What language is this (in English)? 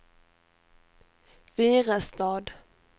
Swedish